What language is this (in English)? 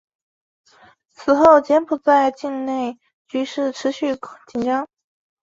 Chinese